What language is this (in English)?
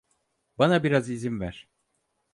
Turkish